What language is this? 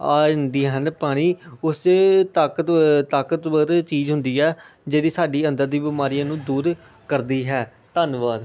Punjabi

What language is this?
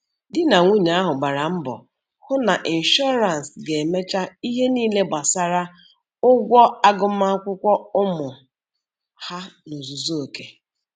Igbo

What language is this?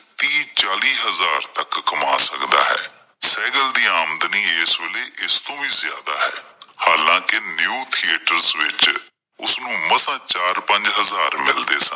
Punjabi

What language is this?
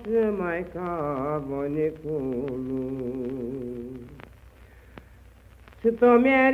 Romanian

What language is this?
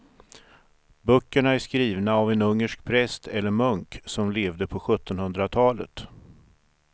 Swedish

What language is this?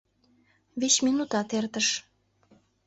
Mari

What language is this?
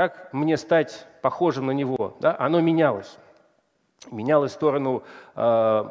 Russian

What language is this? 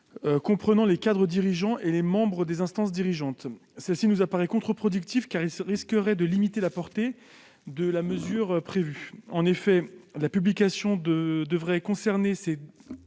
French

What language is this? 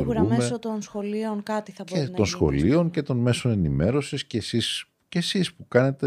Greek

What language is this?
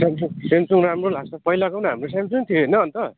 Nepali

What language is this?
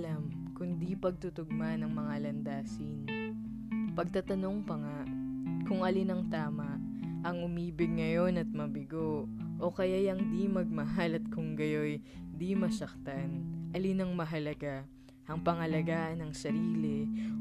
Filipino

